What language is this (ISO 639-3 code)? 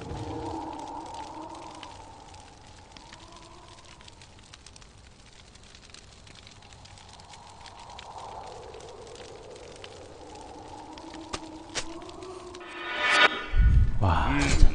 kor